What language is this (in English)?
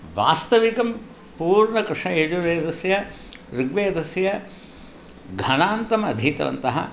Sanskrit